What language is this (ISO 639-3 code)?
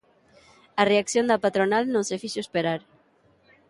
glg